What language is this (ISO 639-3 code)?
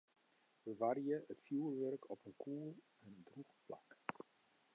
fry